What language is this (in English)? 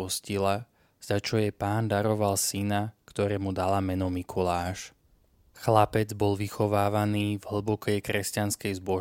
Slovak